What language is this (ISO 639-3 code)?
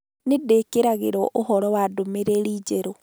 kik